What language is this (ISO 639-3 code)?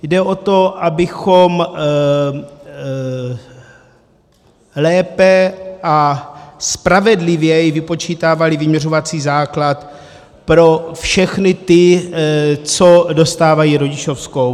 ces